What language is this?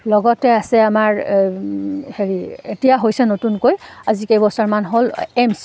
Assamese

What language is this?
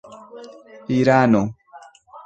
Esperanto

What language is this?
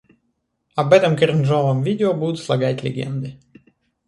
Russian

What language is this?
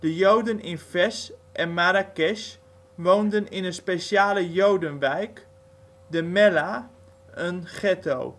Dutch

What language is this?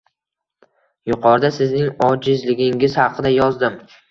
Uzbek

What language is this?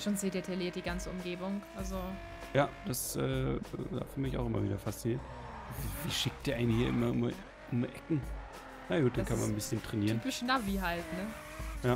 German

